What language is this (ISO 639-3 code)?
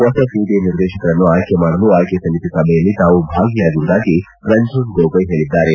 kan